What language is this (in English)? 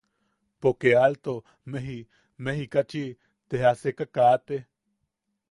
Yaqui